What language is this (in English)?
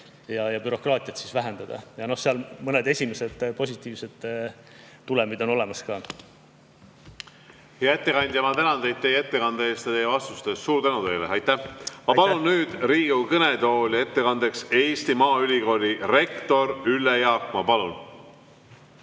Estonian